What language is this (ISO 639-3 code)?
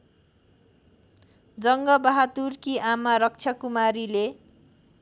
nep